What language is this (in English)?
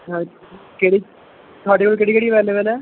Punjabi